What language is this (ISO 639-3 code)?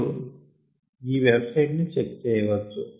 tel